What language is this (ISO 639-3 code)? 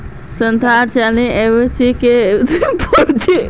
mag